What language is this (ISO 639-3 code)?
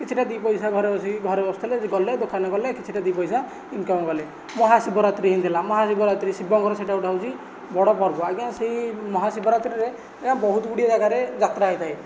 ori